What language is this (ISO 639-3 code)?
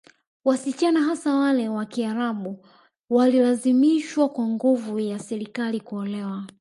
swa